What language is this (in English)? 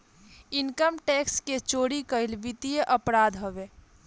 Bhojpuri